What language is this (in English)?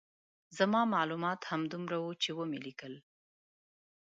Pashto